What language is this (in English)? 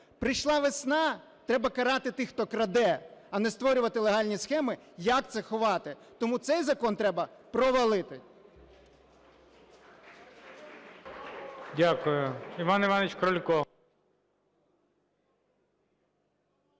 Ukrainian